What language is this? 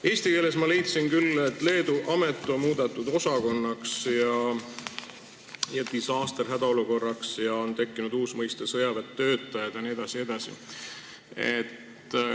Estonian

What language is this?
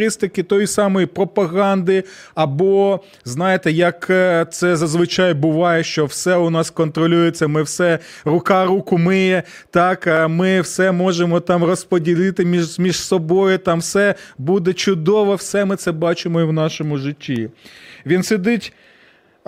Ukrainian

